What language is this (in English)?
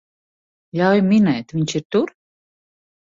Latvian